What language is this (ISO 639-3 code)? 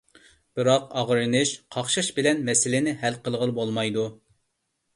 uig